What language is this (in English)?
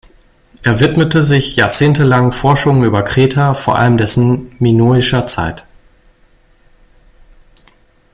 German